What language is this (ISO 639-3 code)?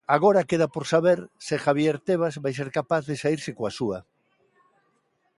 glg